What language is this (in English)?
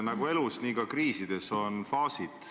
Estonian